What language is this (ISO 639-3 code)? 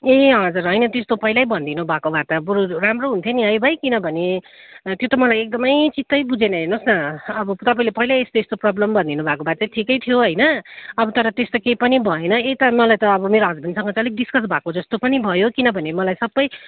nep